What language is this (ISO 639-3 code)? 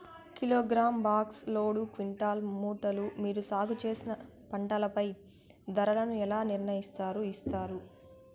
tel